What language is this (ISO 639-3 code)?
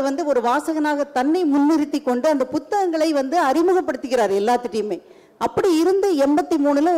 tam